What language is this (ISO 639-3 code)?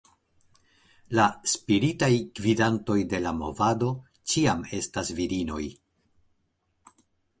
epo